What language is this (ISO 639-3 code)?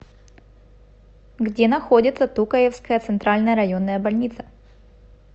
rus